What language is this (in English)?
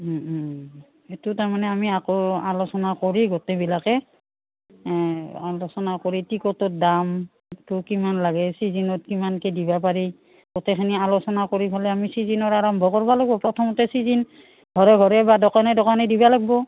Assamese